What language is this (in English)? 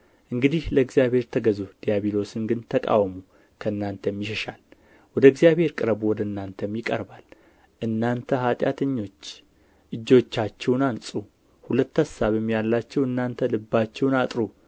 Amharic